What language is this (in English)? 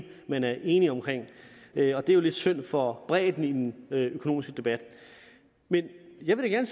Danish